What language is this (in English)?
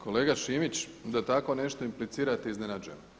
Croatian